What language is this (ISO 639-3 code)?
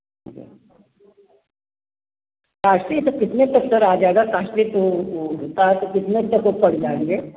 hin